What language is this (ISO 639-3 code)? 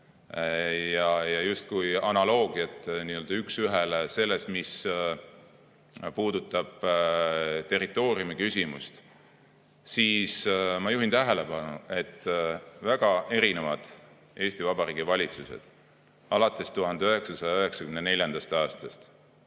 est